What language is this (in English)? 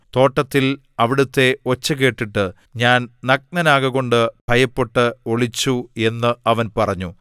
Malayalam